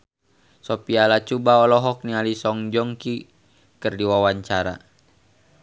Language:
Sundanese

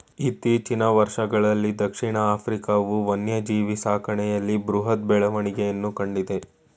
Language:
Kannada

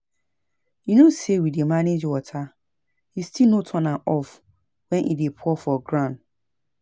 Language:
Nigerian Pidgin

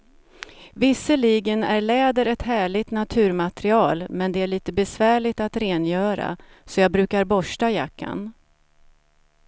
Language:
Swedish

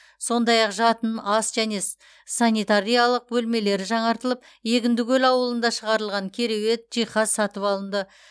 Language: Kazakh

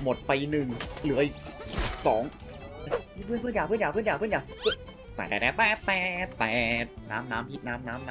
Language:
Thai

